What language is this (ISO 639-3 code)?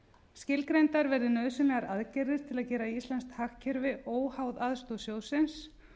isl